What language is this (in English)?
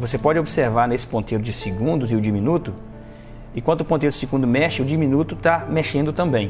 Portuguese